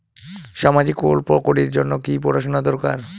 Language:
Bangla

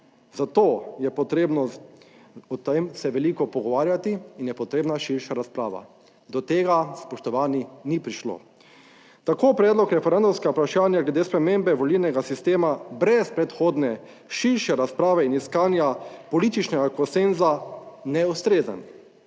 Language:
Slovenian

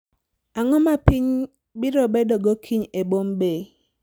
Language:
Luo (Kenya and Tanzania)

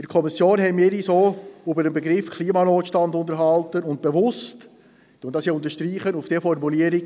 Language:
Swiss German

